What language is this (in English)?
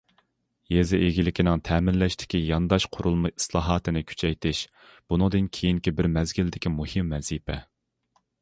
Uyghur